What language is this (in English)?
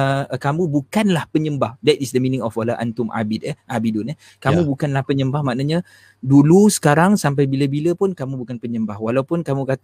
Malay